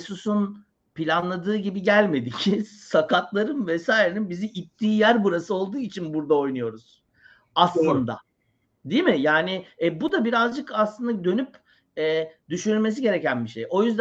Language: Turkish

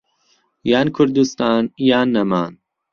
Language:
Central Kurdish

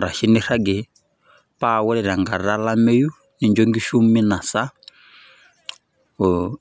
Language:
Masai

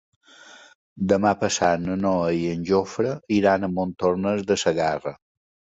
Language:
Catalan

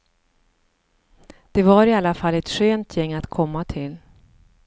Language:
Swedish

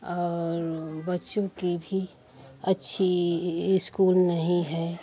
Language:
Hindi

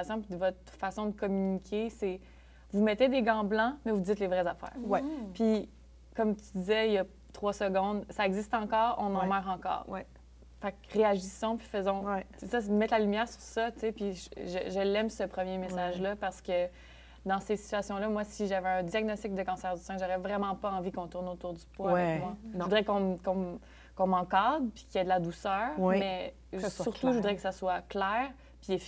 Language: French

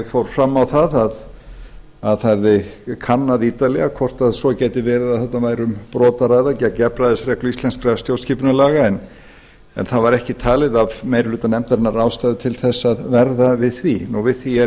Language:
Icelandic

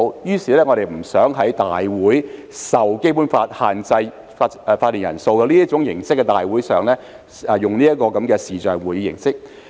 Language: Cantonese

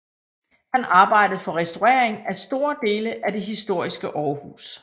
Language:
Danish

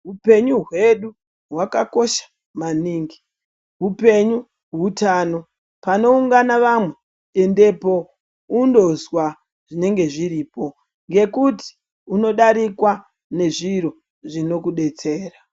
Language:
Ndau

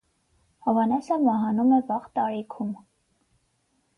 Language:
Armenian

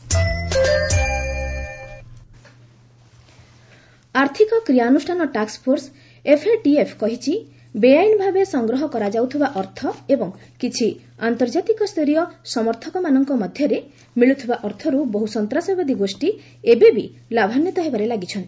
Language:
Odia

